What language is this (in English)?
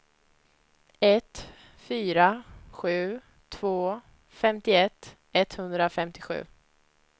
Swedish